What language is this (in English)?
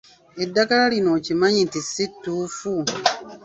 Ganda